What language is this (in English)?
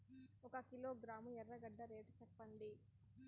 Telugu